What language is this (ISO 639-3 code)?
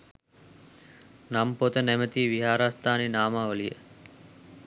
sin